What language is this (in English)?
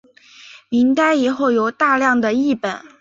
Chinese